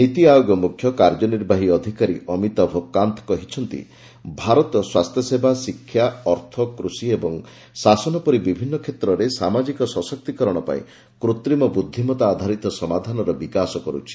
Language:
Odia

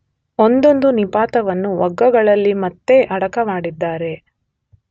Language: Kannada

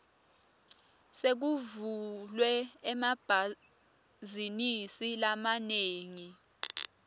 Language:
Swati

